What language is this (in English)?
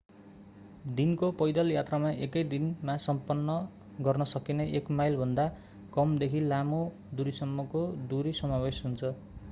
Nepali